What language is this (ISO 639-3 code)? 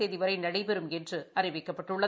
tam